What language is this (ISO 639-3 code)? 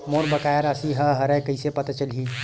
hne